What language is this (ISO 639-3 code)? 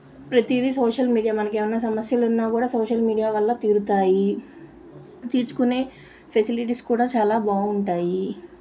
tel